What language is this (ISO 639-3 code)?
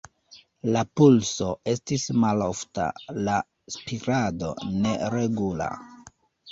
epo